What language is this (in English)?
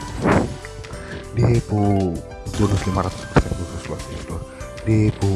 Indonesian